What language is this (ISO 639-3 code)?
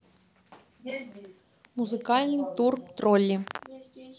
rus